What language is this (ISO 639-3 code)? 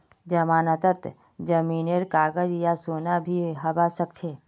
mag